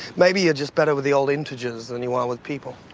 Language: English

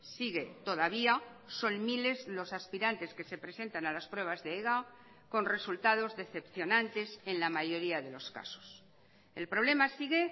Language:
Spanish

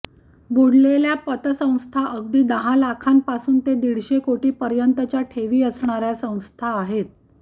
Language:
Marathi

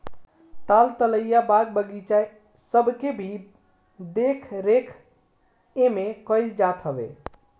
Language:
Bhojpuri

